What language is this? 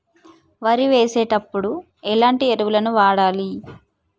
Telugu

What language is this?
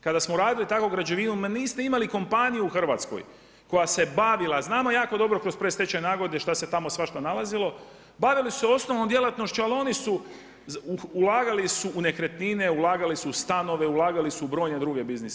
Croatian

